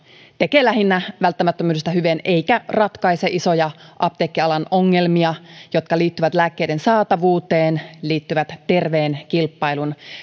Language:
Finnish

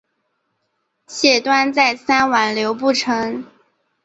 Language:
Chinese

